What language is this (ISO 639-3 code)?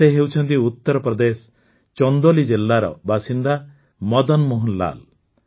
ori